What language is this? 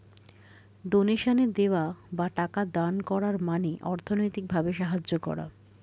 Bangla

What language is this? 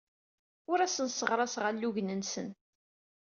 Kabyle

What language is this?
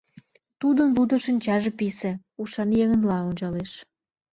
Mari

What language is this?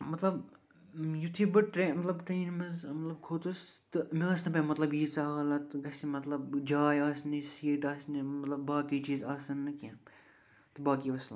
Kashmiri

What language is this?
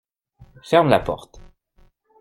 French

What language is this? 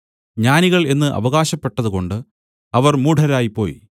Malayalam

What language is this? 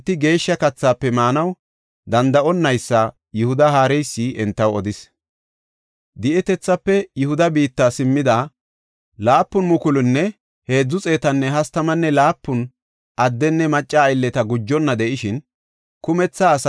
Gofa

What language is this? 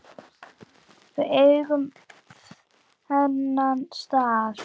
Icelandic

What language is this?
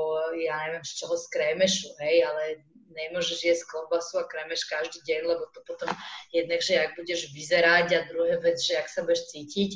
Slovak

